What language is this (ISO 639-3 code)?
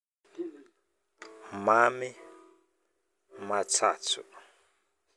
bmm